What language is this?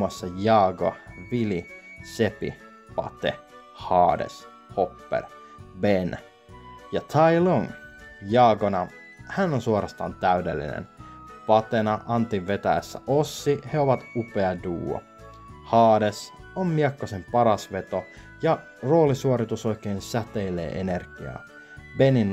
Finnish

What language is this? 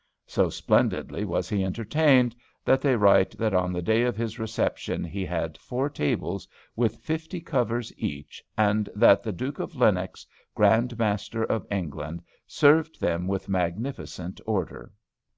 English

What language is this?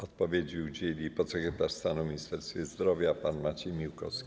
Polish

